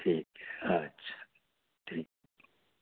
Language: Dogri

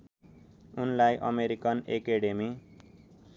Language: Nepali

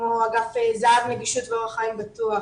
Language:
Hebrew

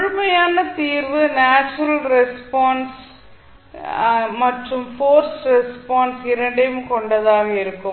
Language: Tamil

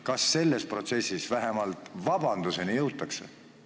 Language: Estonian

